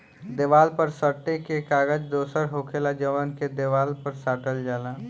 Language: Bhojpuri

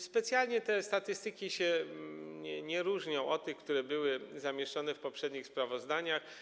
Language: Polish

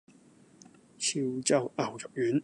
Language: Cantonese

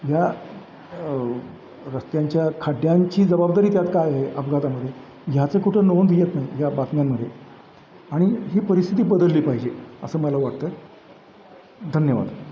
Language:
Marathi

